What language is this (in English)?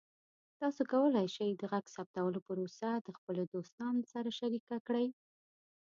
Pashto